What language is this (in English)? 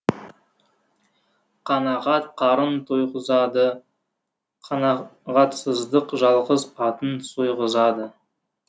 Kazakh